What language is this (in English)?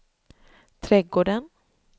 Swedish